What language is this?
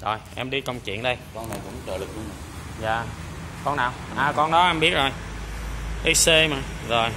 Vietnamese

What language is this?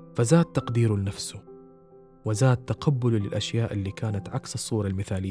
Arabic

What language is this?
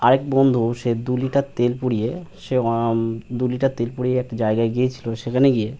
Bangla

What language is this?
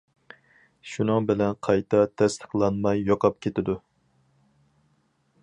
Uyghur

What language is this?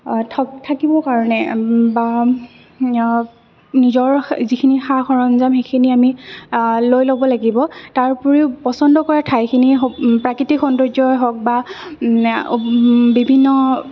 Assamese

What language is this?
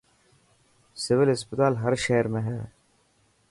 Dhatki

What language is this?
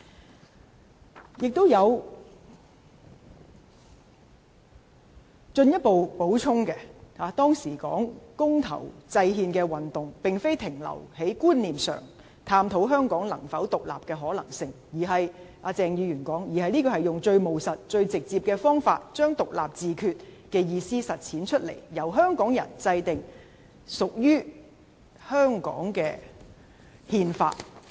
Cantonese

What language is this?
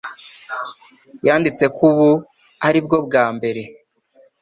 Kinyarwanda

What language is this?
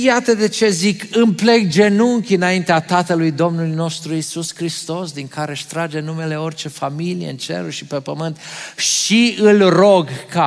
Romanian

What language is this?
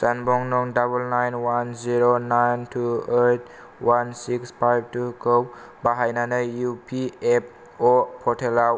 Bodo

